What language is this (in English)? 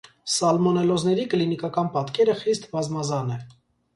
Armenian